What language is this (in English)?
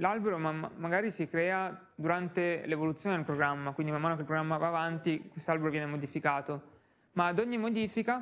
Italian